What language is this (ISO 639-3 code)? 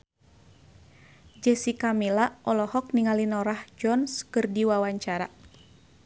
sun